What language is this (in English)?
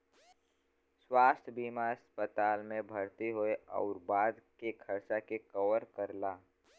Bhojpuri